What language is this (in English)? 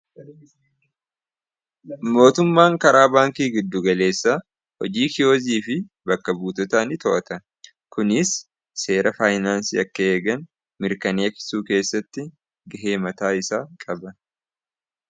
Oromo